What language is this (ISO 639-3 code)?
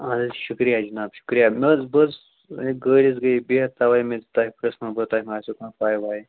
kas